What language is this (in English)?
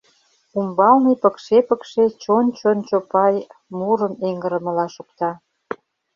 Mari